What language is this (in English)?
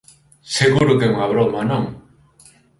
Galician